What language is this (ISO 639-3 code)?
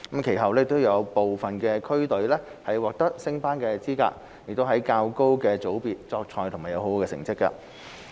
yue